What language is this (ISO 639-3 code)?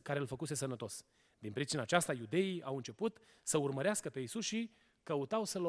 ron